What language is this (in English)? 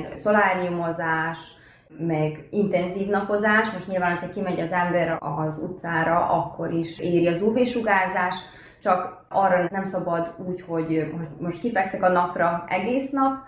Hungarian